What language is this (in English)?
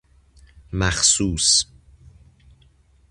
Persian